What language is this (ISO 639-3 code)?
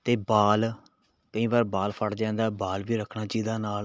pan